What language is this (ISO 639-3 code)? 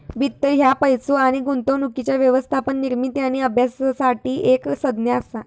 mar